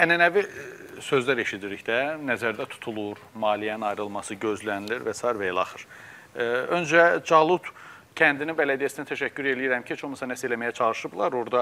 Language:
Turkish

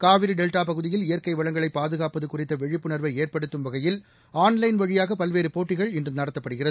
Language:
Tamil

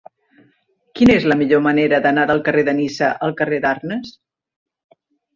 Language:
Catalan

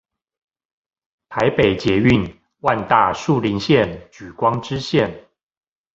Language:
Chinese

